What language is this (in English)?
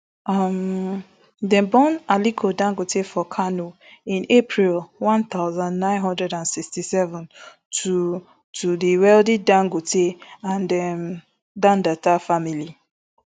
Nigerian Pidgin